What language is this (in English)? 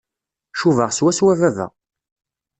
Kabyle